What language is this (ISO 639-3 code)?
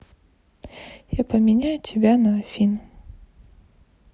rus